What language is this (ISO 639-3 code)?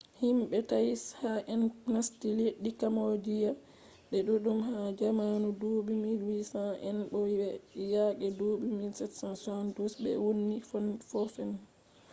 ful